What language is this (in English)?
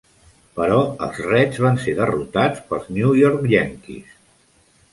Catalan